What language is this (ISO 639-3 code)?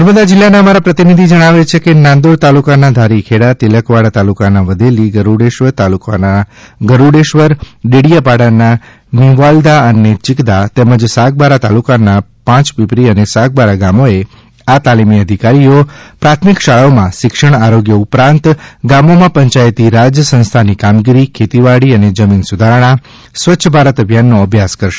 guj